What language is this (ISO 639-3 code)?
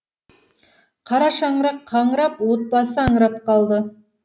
kaz